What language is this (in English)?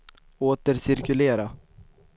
Swedish